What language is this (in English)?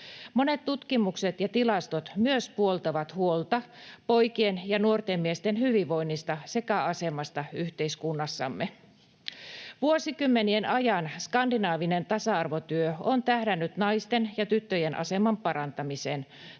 Finnish